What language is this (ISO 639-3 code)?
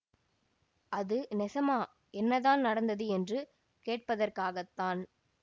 tam